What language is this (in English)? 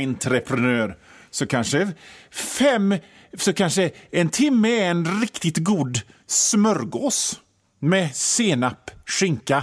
Swedish